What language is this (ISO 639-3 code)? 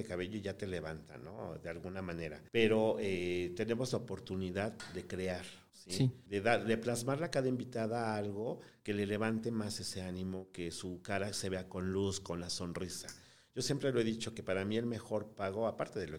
spa